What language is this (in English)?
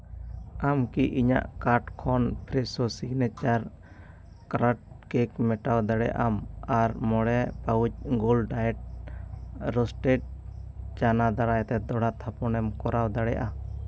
Santali